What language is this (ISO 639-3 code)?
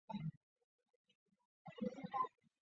zho